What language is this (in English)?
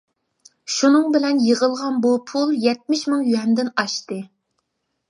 Uyghur